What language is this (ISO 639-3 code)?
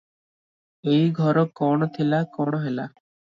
ori